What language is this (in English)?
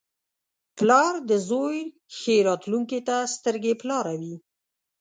Pashto